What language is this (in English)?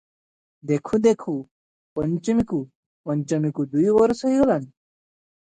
Odia